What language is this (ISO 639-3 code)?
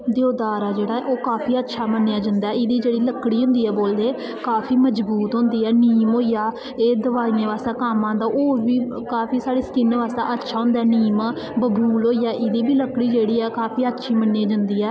doi